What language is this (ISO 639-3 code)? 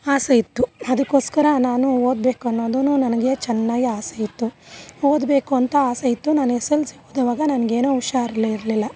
kan